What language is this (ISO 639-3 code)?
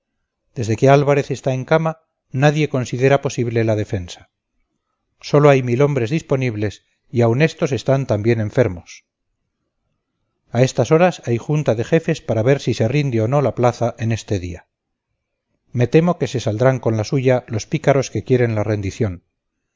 spa